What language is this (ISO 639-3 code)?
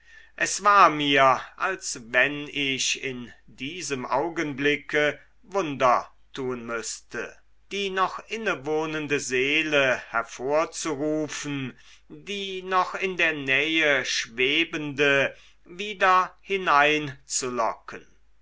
deu